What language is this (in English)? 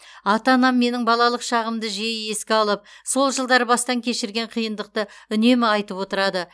Kazakh